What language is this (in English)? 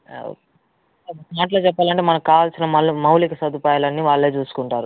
Telugu